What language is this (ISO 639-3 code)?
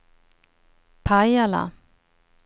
swe